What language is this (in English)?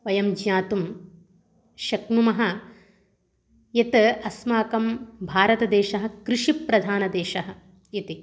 Sanskrit